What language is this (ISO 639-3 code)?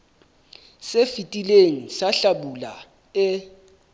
sot